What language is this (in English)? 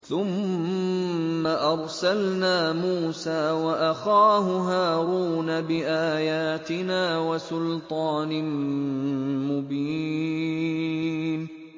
Arabic